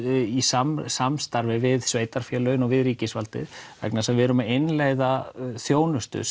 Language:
Icelandic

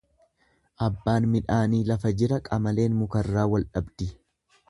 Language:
Oromo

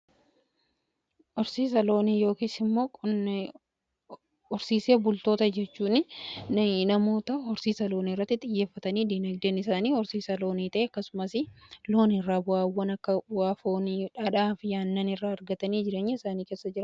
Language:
Oromo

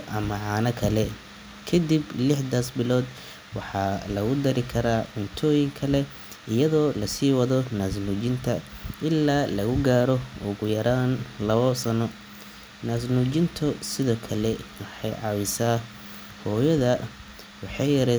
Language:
Somali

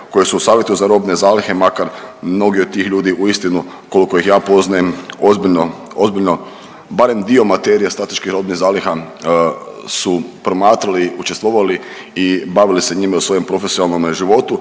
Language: Croatian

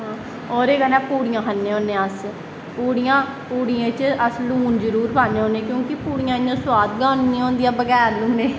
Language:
Dogri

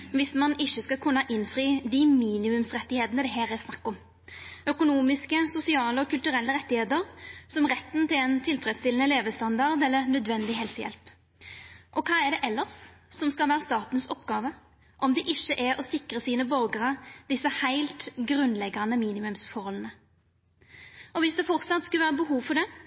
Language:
Norwegian Nynorsk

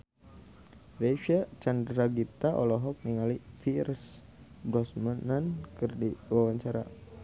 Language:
Sundanese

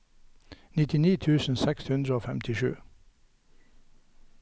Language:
Norwegian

